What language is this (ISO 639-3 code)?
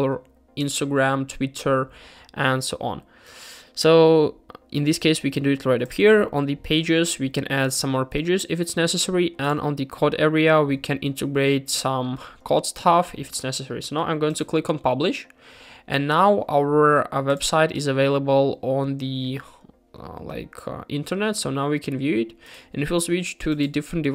eng